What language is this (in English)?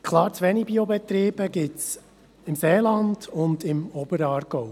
Swiss German